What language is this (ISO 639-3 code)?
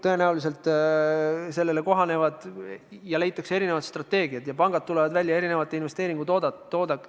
est